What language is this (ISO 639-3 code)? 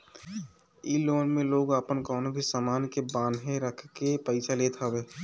bho